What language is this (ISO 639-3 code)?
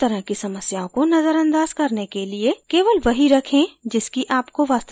hin